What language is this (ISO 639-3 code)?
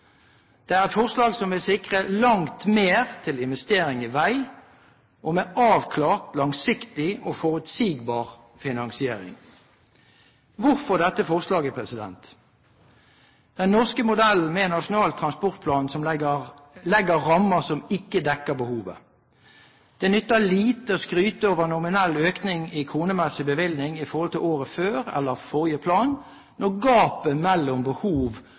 nob